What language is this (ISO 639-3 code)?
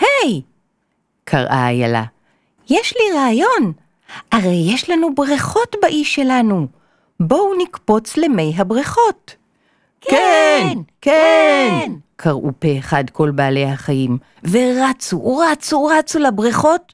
heb